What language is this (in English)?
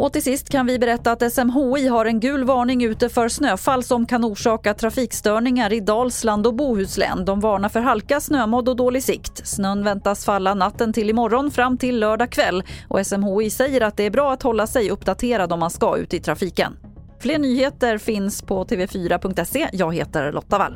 Swedish